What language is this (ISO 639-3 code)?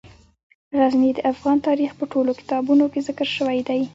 pus